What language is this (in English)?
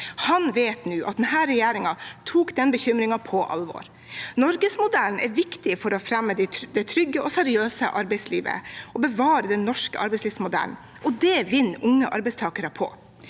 Norwegian